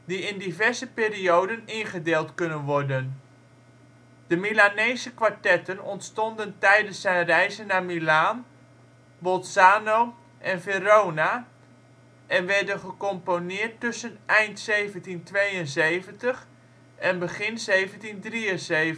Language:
Dutch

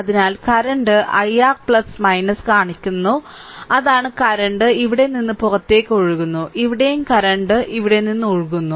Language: Malayalam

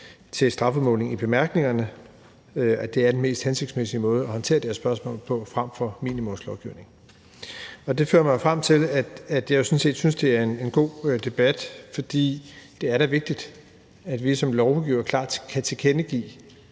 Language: Danish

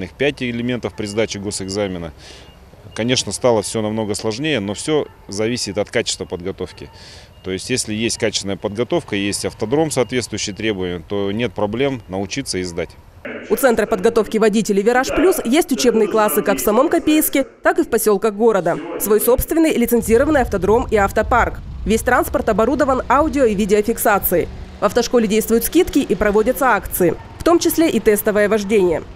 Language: Russian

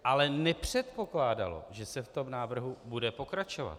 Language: Czech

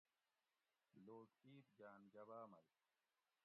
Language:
Gawri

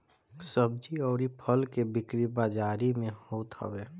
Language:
Bhojpuri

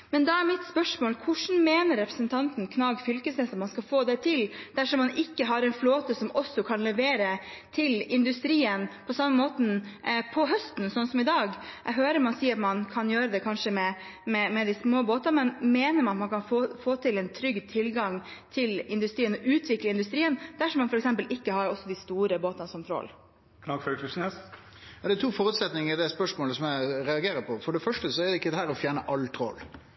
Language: Norwegian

